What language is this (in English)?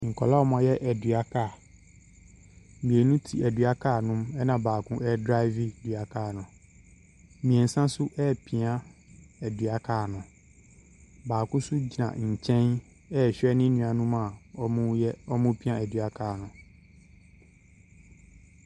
Akan